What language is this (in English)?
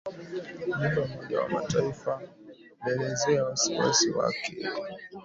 Swahili